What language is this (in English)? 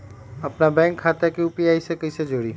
Magahi